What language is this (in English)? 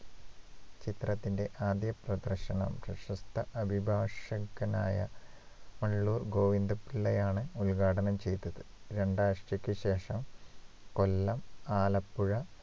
Malayalam